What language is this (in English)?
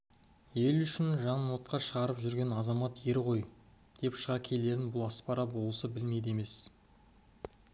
Kazakh